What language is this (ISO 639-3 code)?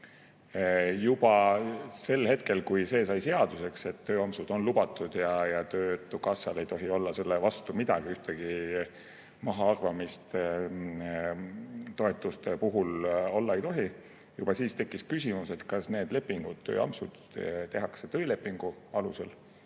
est